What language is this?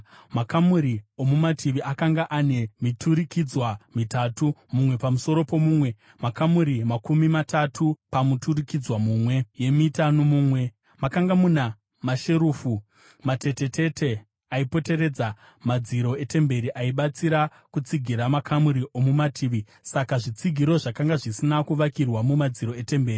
Shona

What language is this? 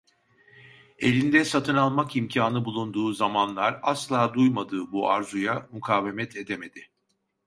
Turkish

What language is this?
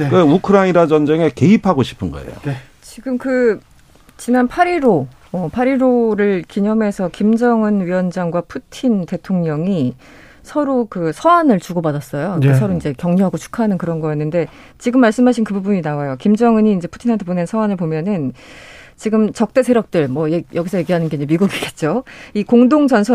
Korean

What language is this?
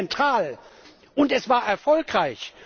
German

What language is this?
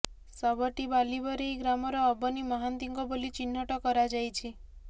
Odia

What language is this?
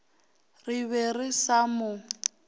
Northern Sotho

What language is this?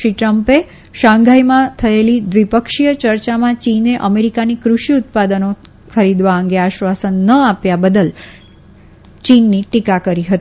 Gujarati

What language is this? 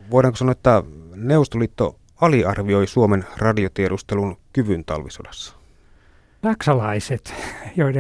Finnish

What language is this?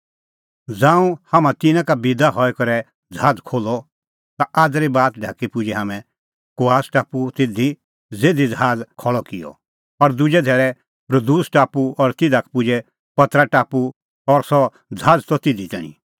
Kullu Pahari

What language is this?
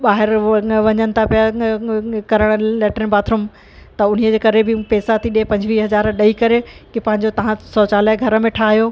Sindhi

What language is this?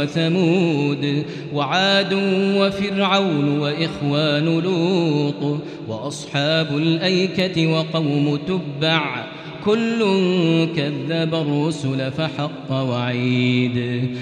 Arabic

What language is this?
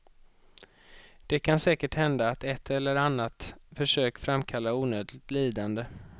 Swedish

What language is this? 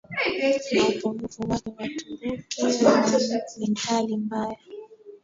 Swahili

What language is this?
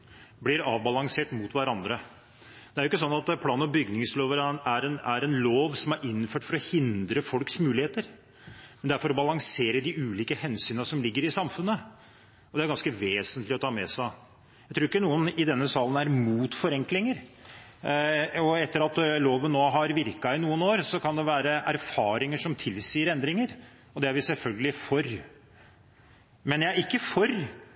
Norwegian Bokmål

